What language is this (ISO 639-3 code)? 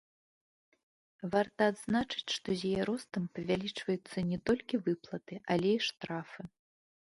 bel